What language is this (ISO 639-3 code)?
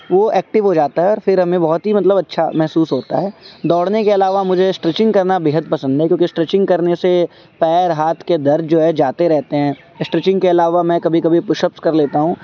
urd